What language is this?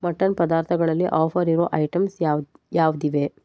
Kannada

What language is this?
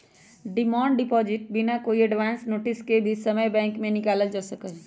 Magahi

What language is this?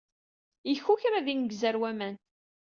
Kabyle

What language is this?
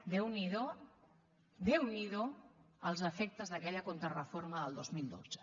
Catalan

